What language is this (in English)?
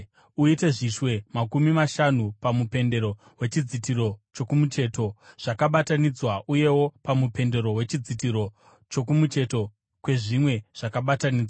Shona